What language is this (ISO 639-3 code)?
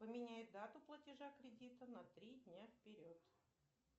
rus